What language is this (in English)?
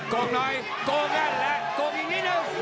Thai